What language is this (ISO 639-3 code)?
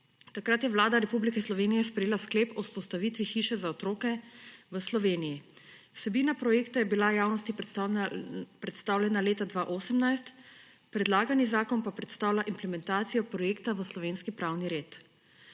slv